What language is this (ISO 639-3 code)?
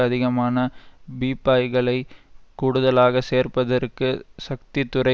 tam